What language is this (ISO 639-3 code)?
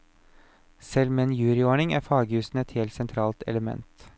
nor